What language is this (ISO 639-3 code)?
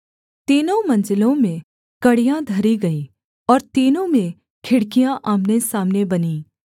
hin